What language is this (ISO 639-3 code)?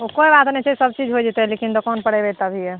mai